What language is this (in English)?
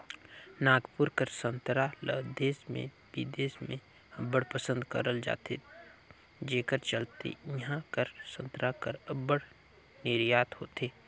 Chhattisgarhi